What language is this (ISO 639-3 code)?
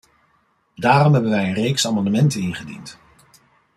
nld